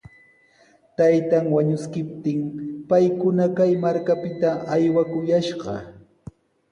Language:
Sihuas Ancash Quechua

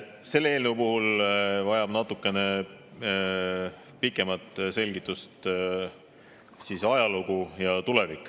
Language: Estonian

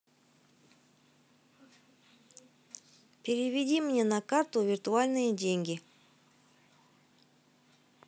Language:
Russian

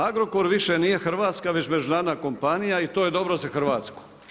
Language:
Croatian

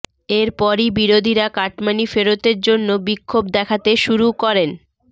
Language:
Bangla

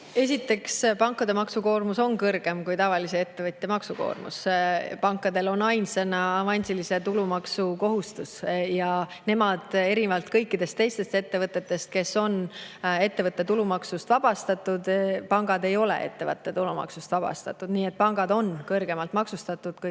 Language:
Estonian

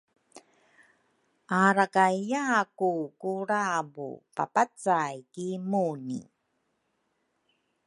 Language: Rukai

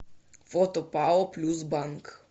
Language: Russian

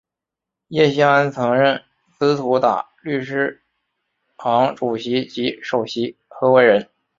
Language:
Chinese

